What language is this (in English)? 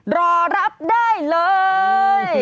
Thai